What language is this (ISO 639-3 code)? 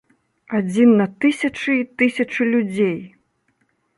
bel